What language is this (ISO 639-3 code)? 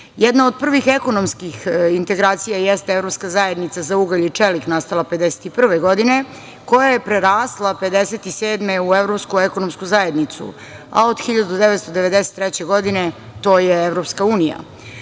srp